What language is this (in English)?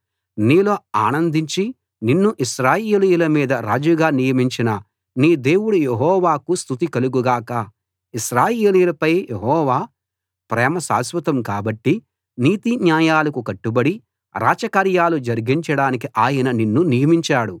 Telugu